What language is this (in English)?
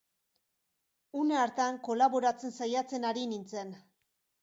Basque